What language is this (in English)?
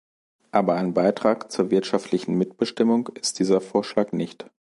German